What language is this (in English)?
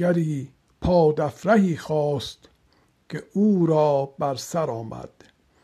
Persian